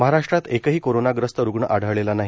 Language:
Marathi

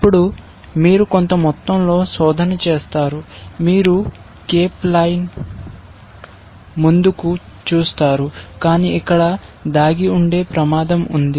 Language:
Telugu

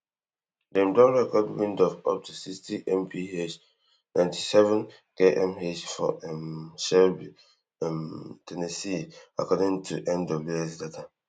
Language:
Nigerian Pidgin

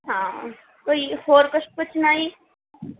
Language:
Punjabi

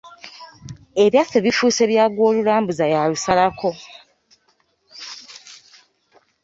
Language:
Ganda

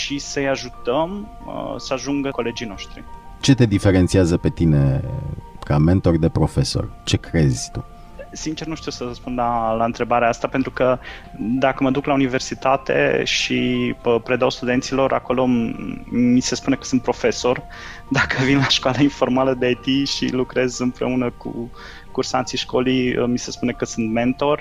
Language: Romanian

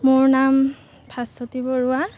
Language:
Assamese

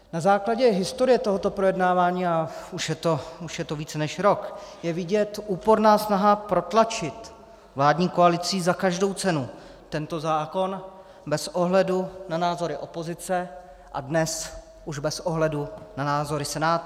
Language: Czech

